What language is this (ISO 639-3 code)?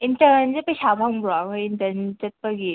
mni